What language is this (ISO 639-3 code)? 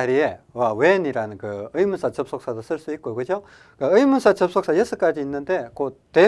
kor